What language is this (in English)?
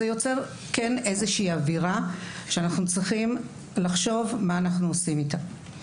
Hebrew